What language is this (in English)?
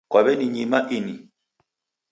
Taita